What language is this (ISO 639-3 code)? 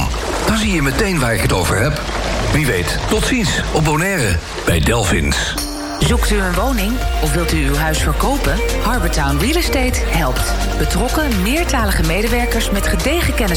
nld